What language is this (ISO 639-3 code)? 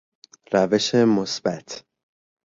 fas